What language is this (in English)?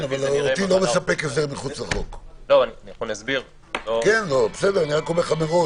Hebrew